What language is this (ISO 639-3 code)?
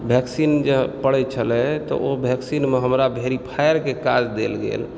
mai